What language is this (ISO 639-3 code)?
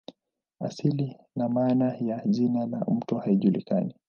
swa